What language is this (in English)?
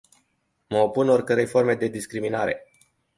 Romanian